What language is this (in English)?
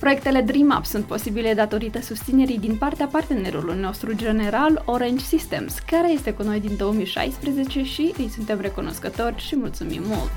Romanian